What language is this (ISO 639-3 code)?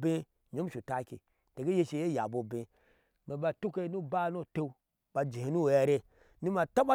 ahs